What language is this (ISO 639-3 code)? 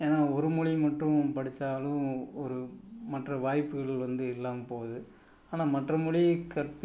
tam